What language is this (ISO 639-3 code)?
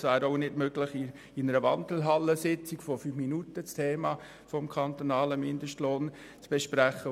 gsw